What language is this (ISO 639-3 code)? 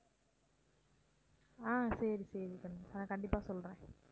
tam